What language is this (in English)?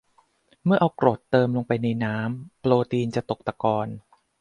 Thai